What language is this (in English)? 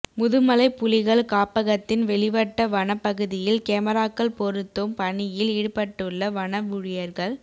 Tamil